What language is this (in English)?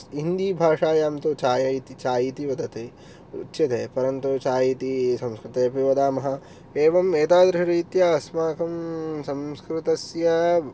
Sanskrit